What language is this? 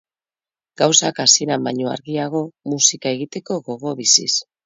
Basque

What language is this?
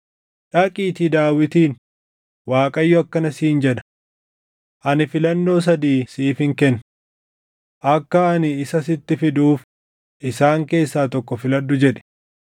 Oromo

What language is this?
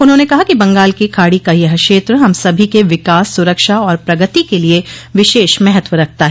Hindi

